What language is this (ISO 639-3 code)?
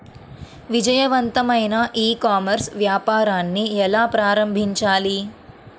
tel